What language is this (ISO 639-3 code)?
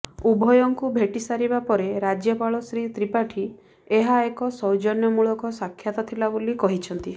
ori